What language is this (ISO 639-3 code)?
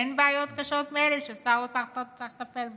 heb